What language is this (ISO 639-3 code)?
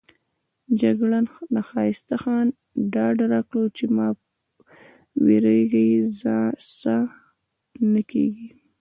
pus